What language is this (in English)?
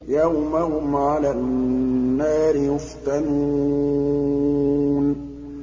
Arabic